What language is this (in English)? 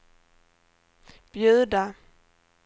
Swedish